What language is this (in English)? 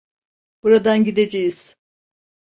Turkish